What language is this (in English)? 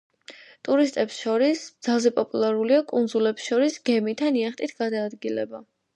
Georgian